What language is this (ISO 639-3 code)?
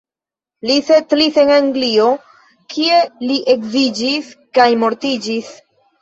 epo